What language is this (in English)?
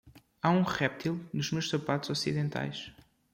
Portuguese